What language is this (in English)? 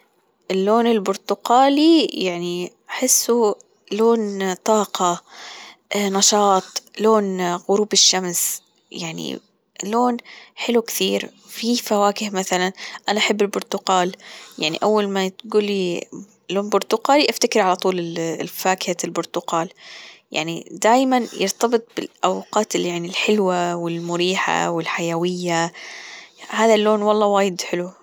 Gulf Arabic